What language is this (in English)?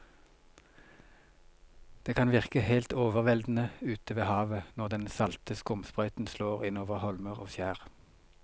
Norwegian